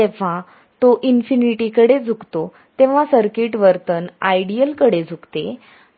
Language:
Marathi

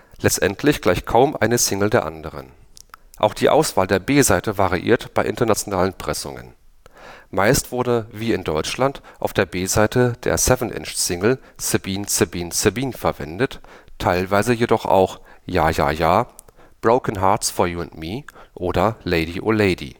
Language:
German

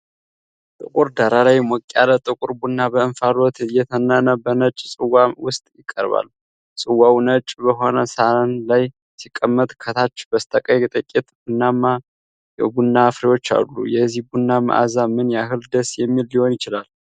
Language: Amharic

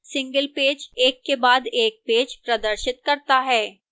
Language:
Hindi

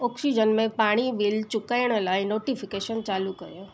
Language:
Sindhi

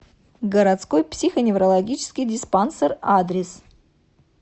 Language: Russian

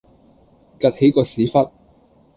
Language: Cantonese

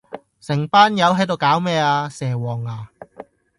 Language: Cantonese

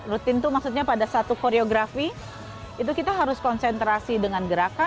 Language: Indonesian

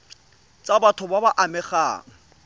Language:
Tswana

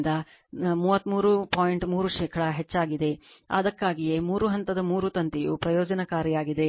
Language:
Kannada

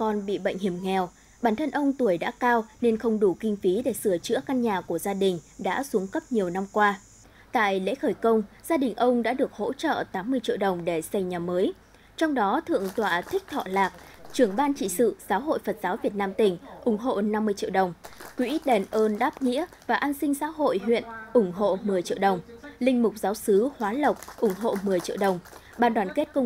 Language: Vietnamese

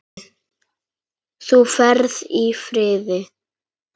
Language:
Icelandic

